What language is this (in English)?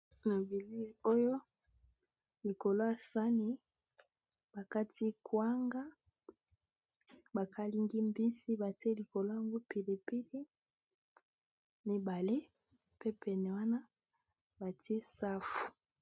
Lingala